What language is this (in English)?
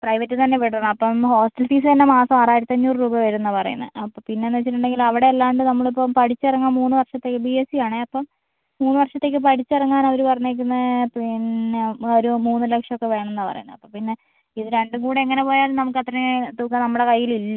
Malayalam